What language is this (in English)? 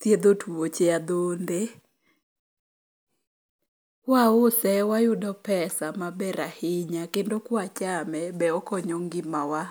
Luo (Kenya and Tanzania)